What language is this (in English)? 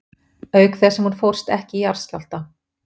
Icelandic